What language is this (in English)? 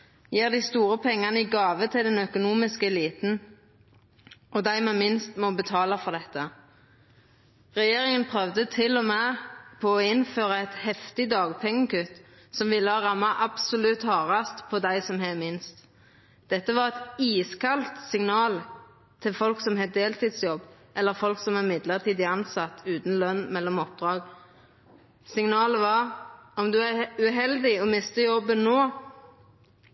Norwegian Nynorsk